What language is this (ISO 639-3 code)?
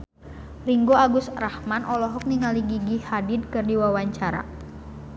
sun